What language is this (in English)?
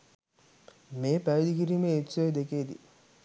Sinhala